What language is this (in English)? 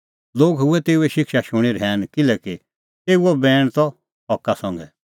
Kullu Pahari